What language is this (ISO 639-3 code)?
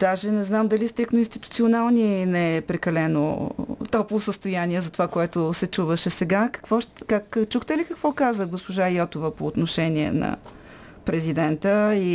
bul